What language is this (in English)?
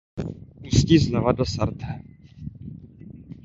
Czech